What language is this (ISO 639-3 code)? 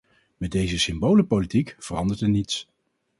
nld